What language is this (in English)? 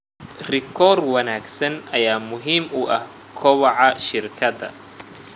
Somali